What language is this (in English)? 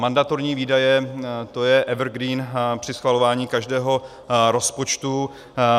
Czech